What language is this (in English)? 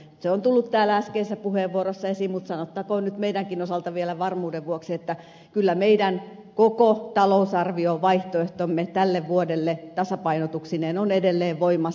Finnish